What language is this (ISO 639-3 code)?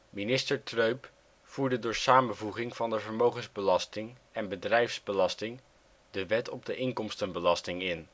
nld